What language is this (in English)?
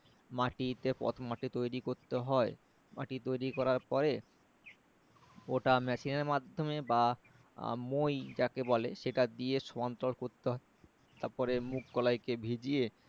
Bangla